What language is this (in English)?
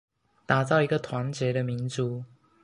Chinese